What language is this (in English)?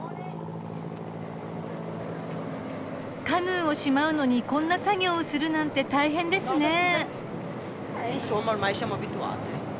Japanese